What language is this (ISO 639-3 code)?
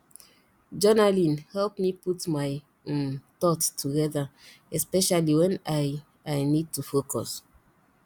pcm